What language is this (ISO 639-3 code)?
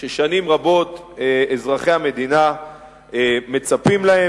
heb